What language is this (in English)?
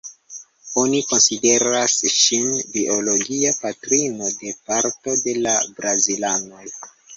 Esperanto